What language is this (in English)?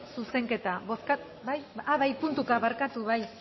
Basque